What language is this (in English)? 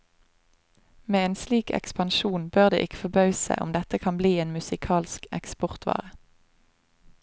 Norwegian